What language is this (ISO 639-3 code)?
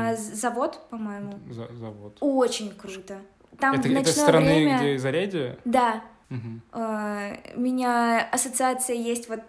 rus